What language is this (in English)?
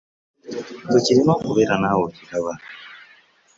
Ganda